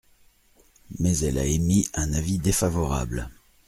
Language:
French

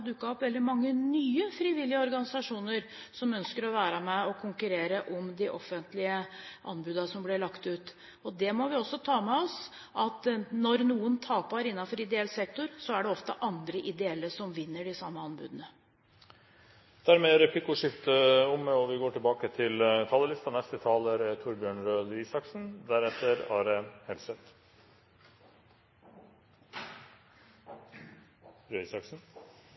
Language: Norwegian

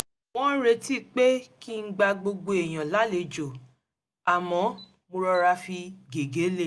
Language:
Yoruba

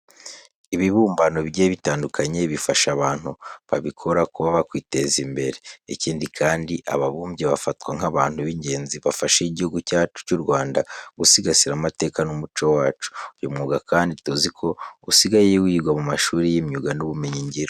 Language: Kinyarwanda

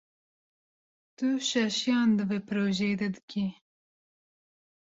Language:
Kurdish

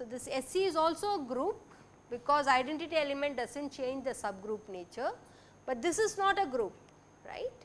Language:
English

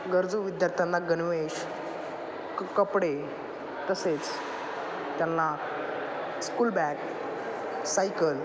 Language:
Marathi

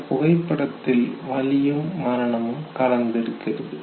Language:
Tamil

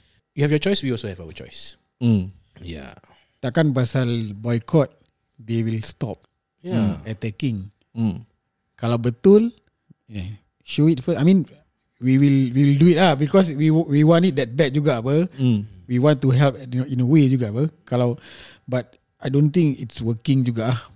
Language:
Malay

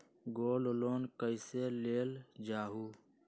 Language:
Magahi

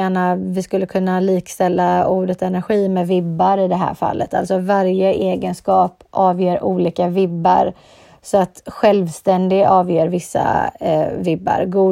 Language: Swedish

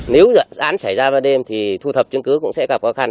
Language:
Vietnamese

